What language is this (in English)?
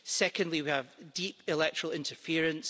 English